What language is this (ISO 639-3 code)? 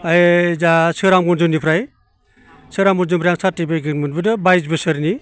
brx